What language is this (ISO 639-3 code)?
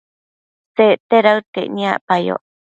mcf